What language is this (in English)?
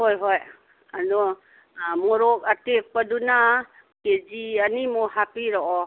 Manipuri